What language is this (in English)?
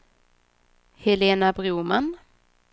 Swedish